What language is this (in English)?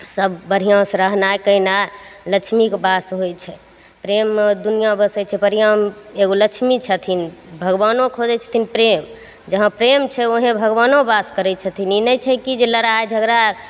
Maithili